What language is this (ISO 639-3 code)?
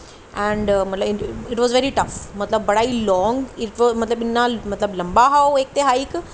doi